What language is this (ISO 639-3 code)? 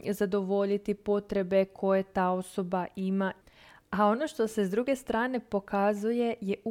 hrv